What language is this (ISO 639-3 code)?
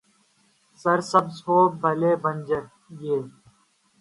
urd